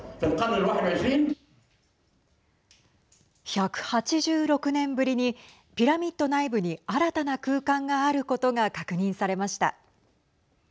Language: Japanese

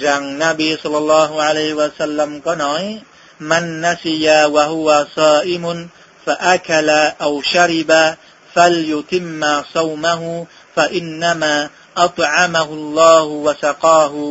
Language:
Vietnamese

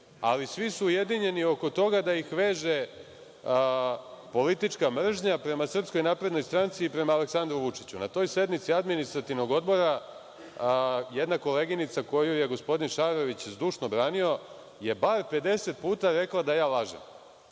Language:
Serbian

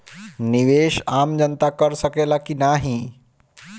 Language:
Bhojpuri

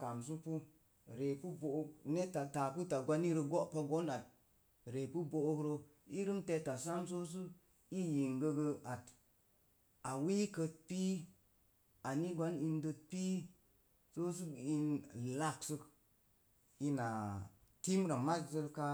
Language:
Mom Jango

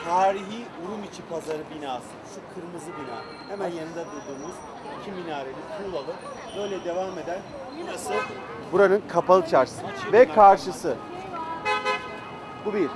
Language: Turkish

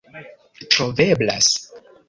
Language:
Esperanto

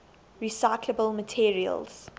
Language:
English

